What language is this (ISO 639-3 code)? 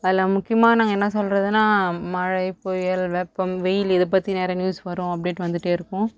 tam